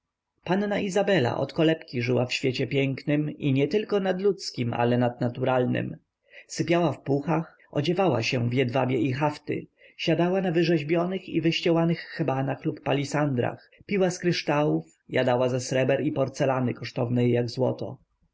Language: Polish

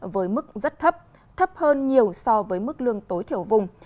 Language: Vietnamese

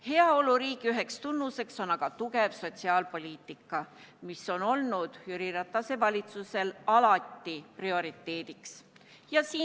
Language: Estonian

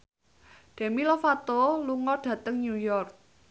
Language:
Javanese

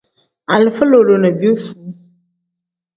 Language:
Tem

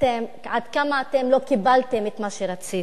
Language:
Hebrew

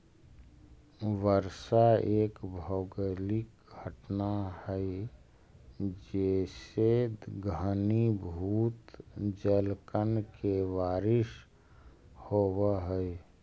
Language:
Magahi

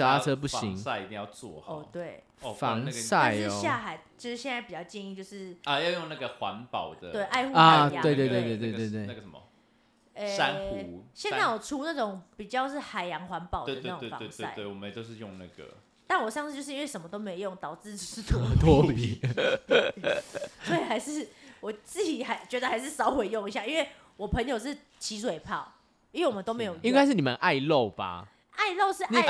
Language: Chinese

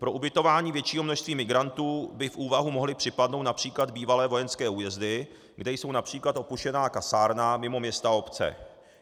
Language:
Czech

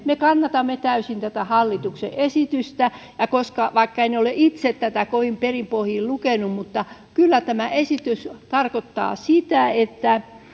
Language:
Finnish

